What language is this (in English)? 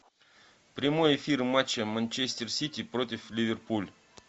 Russian